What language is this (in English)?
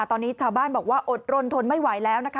Thai